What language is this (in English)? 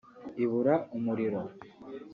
Kinyarwanda